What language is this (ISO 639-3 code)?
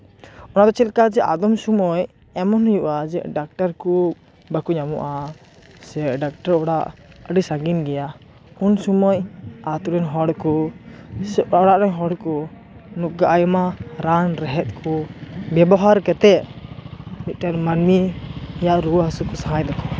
sat